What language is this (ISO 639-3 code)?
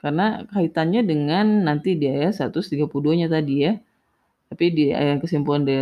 ind